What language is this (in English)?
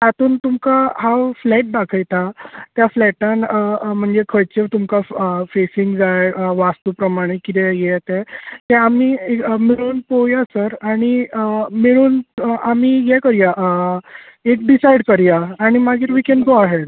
Konkani